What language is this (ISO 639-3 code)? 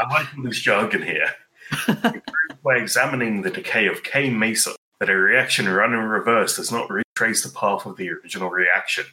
eng